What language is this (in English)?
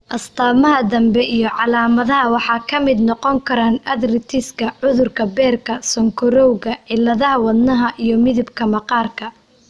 Somali